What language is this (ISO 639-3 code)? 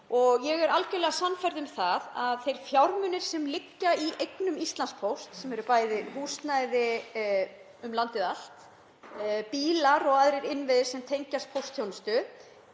isl